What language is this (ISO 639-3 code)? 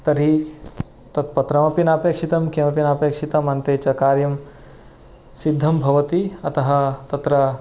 san